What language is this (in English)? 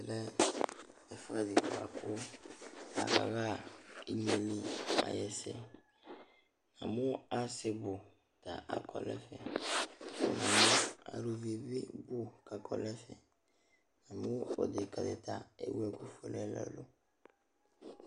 Ikposo